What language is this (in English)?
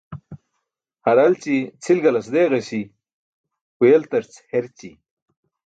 Burushaski